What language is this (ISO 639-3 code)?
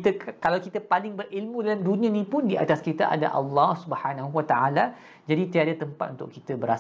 msa